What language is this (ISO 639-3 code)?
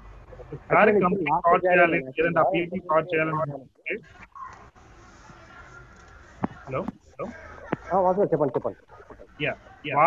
tel